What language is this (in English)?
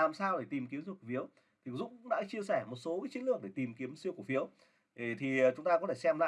Vietnamese